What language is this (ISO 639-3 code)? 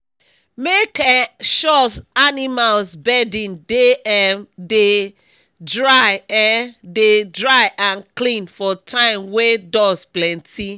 pcm